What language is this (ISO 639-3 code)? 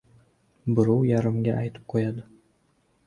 uzb